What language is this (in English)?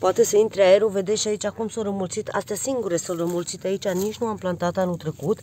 Romanian